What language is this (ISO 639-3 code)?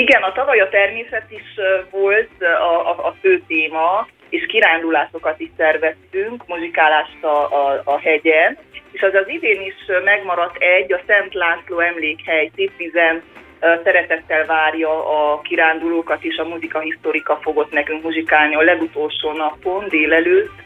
hun